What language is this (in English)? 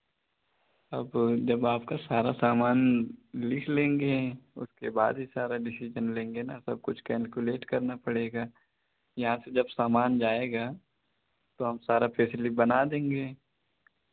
Hindi